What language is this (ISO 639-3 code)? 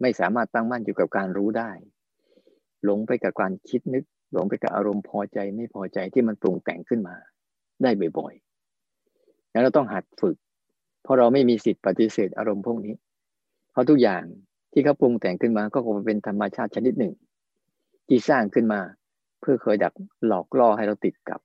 tha